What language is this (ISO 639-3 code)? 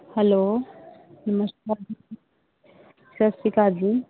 pan